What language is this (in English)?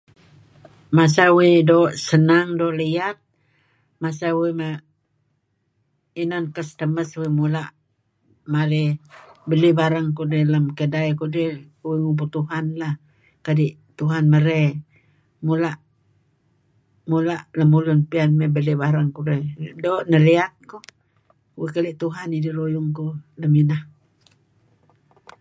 Kelabit